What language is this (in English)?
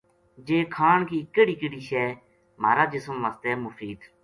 Gujari